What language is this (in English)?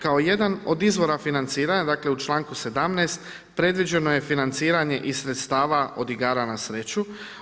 Croatian